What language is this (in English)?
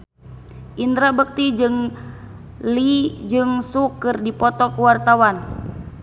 Sundanese